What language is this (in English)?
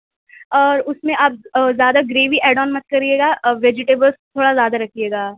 Urdu